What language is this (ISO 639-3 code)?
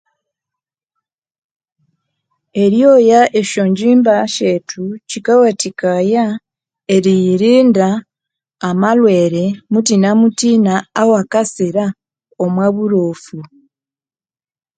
koo